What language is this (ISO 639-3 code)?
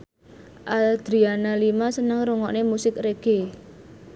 jav